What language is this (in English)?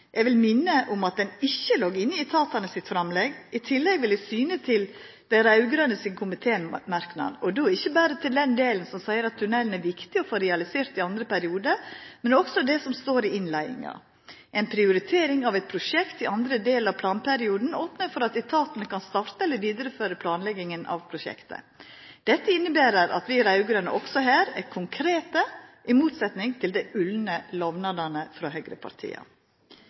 Norwegian Nynorsk